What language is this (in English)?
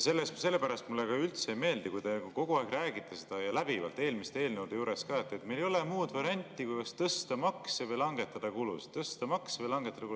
Estonian